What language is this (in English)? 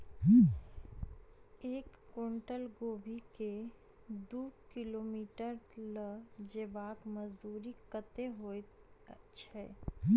Maithili